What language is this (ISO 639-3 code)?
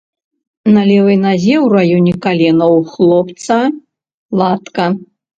bel